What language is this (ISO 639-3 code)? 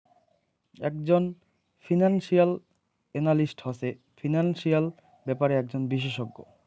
ben